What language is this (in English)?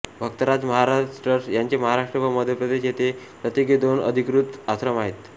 Marathi